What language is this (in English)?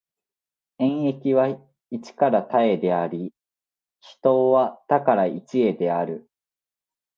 Japanese